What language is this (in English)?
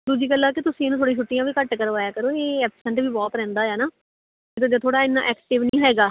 Punjabi